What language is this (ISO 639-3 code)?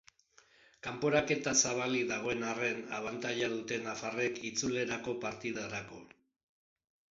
eus